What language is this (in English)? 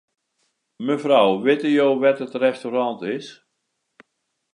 Western Frisian